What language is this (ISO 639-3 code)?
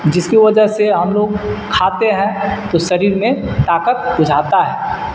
urd